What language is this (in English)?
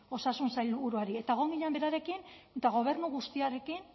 Basque